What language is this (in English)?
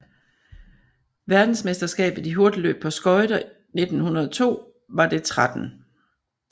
Danish